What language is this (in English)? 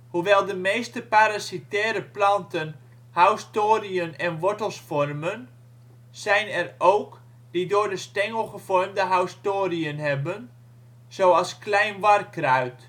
Dutch